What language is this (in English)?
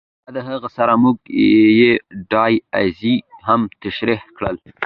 Pashto